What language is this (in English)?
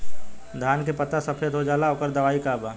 Bhojpuri